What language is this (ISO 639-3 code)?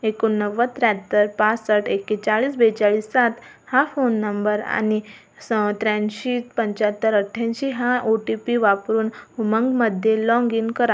mar